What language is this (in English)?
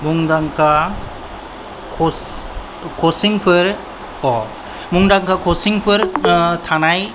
Bodo